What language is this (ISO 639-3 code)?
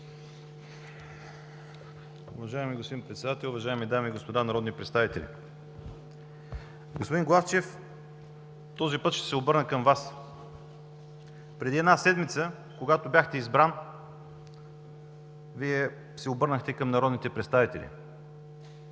bul